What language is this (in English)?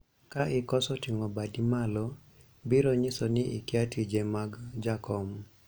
Luo (Kenya and Tanzania)